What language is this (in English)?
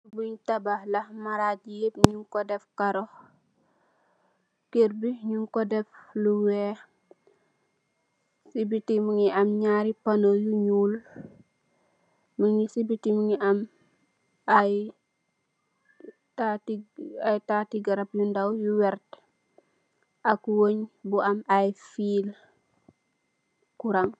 Wolof